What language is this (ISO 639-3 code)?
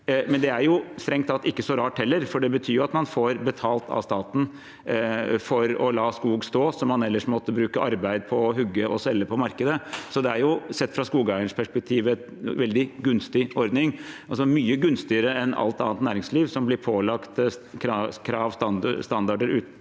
nor